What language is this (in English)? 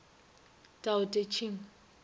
Northern Sotho